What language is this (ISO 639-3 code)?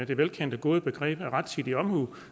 dan